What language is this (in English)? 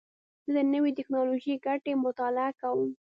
Pashto